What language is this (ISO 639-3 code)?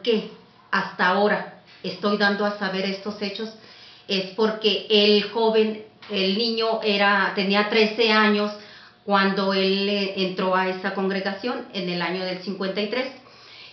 spa